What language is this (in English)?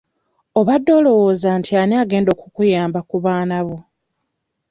Ganda